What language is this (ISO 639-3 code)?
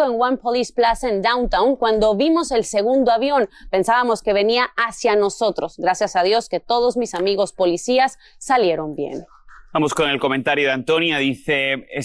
spa